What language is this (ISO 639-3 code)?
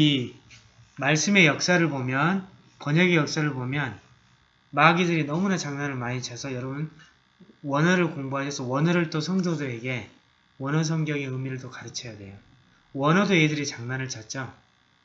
kor